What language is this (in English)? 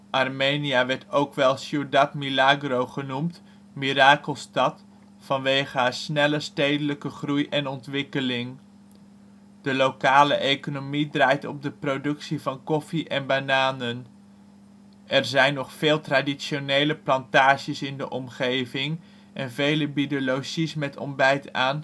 Dutch